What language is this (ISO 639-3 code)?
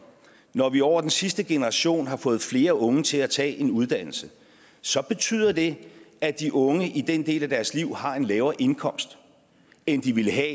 dan